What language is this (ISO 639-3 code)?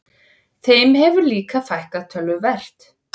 isl